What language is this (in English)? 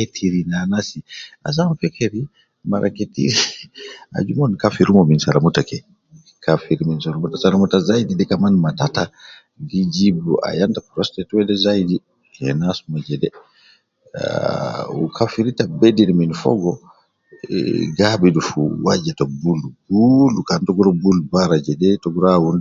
Nubi